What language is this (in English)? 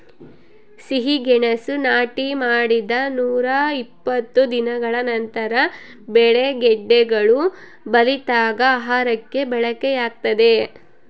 Kannada